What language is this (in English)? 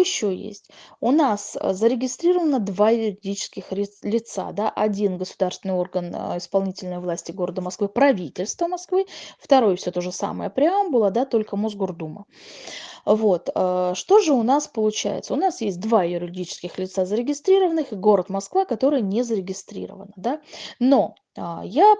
Russian